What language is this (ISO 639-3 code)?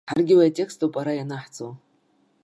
abk